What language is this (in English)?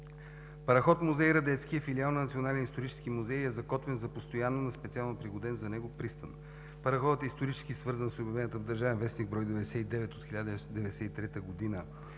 Bulgarian